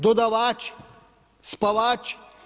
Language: Croatian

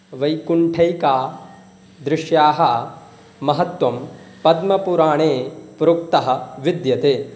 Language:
Sanskrit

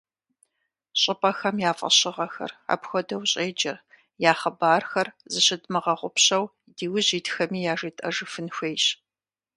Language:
Kabardian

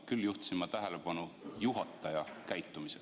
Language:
Estonian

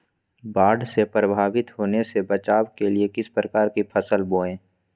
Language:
Magahi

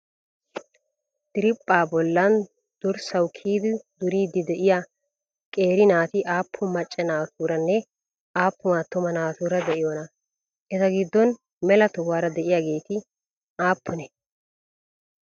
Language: Wolaytta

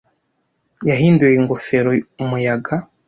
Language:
Kinyarwanda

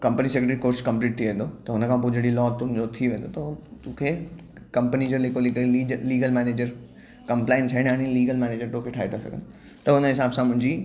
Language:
Sindhi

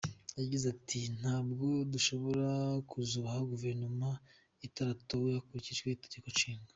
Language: Kinyarwanda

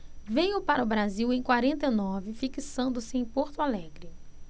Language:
Portuguese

